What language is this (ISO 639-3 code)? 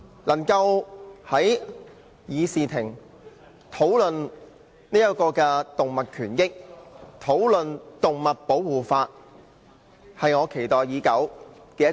yue